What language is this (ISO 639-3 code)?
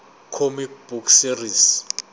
zul